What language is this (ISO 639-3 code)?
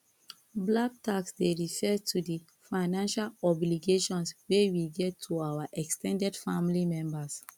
pcm